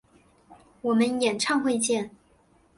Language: Chinese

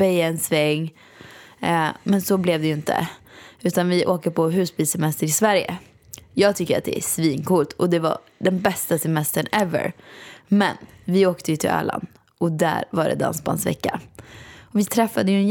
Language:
Swedish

